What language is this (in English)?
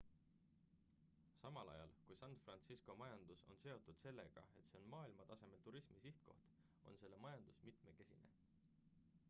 Estonian